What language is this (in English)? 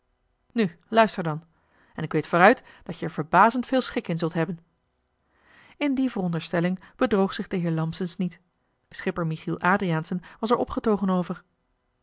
Dutch